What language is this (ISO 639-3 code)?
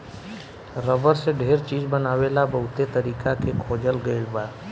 bho